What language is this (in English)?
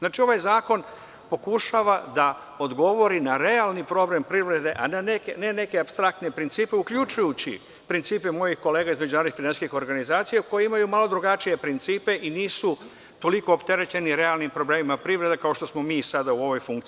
Serbian